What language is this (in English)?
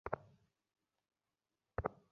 Bangla